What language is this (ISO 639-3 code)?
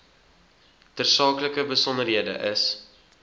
afr